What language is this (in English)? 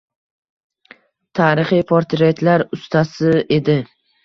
Uzbek